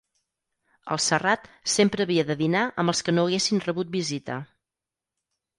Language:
Catalan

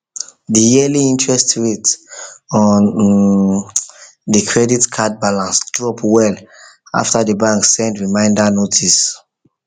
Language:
Nigerian Pidgin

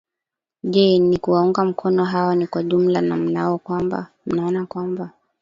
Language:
Swahili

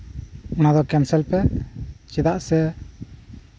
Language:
Santali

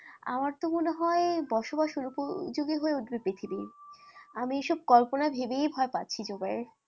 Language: Bangla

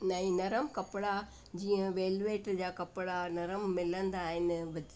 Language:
Sindhi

